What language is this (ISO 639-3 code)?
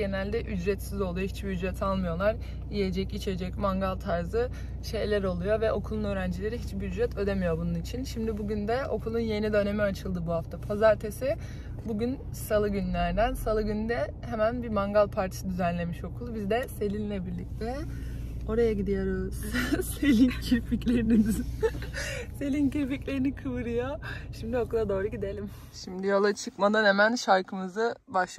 tur